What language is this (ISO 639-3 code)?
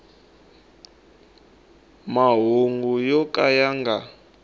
tso